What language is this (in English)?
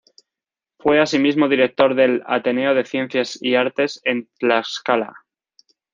Spanish